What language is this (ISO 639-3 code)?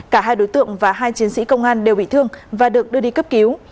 vie